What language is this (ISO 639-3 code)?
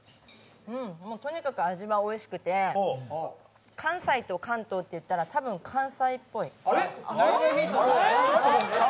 jpn